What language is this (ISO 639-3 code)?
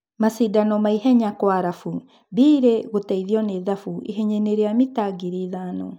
kik